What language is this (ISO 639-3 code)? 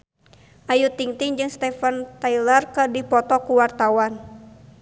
sun